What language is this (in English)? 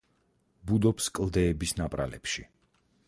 Georgian